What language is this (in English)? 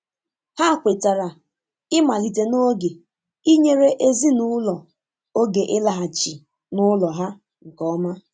Igbo